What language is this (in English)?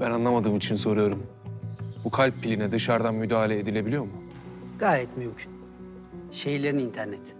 Turkish